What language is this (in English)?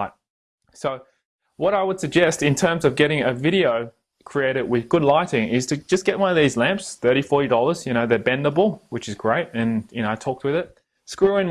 English